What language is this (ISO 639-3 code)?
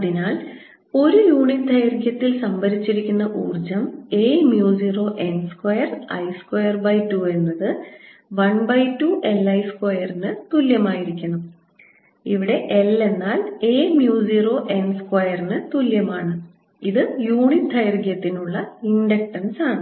mal